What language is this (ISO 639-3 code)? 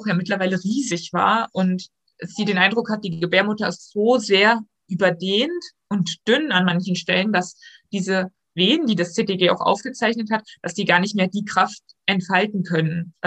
deu